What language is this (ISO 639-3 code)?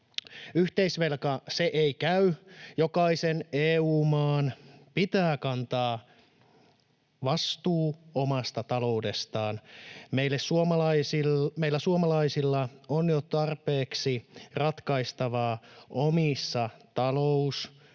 fin